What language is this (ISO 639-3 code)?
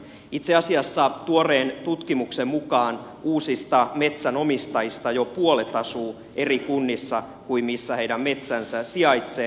fin